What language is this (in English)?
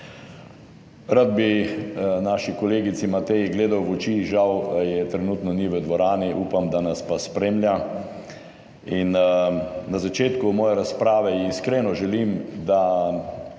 Slovenian